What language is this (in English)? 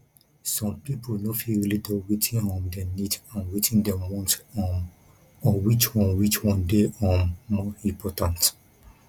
Nigerian Pidgin